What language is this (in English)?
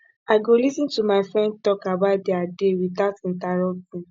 Nigerian Pidgin